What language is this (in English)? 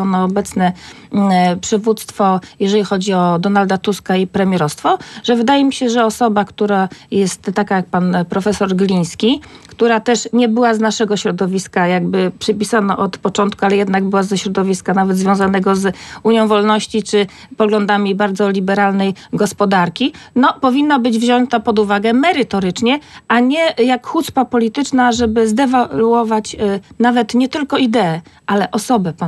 Polish